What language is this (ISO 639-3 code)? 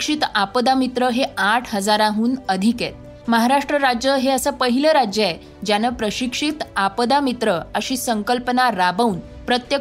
mar